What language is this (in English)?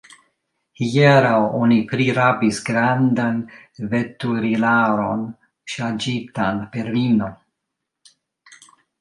Esperanto